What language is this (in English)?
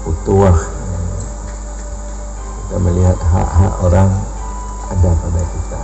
Indonesian